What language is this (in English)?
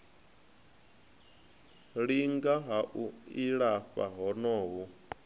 Venda